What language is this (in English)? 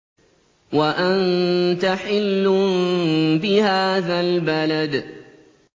Arabic